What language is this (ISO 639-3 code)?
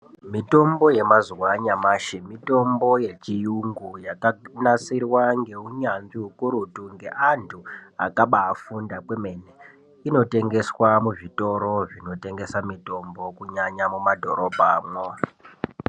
ndc